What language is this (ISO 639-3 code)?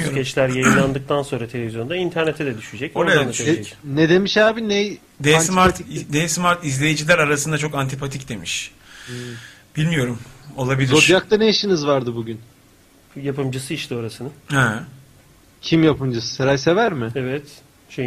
tur